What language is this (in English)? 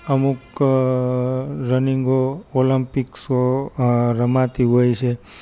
Gujarati